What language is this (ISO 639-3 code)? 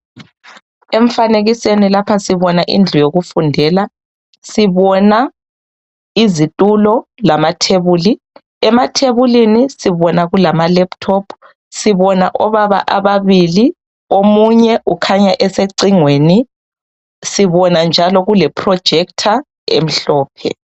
nde